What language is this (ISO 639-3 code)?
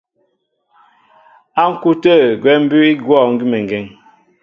mbo